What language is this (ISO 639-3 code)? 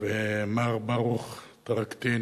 heb